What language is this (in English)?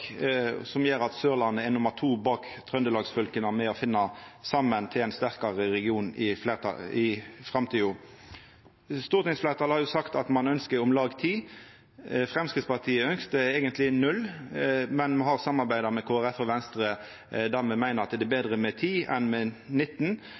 Norwegian Nynorsk